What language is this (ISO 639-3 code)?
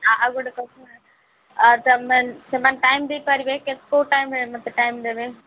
ori